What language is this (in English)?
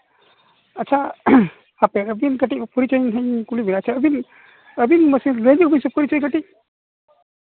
Santali